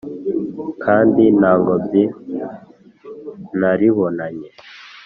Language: Kinyarwanda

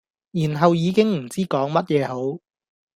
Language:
Cantonese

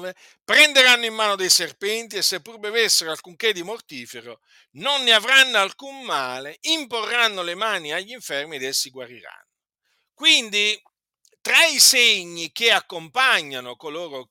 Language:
Italian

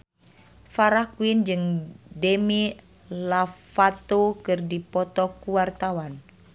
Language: Sundanese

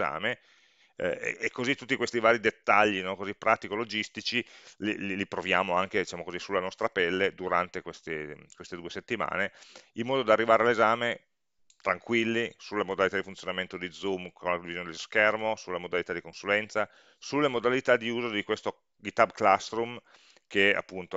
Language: Italian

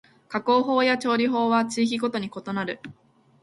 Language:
Japanese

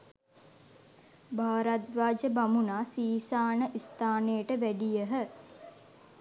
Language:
Sinhala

